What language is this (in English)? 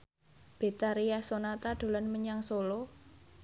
Javanese